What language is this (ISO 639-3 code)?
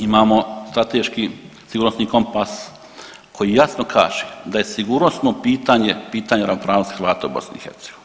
hrv